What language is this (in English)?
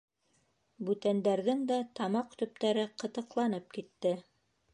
Bashkir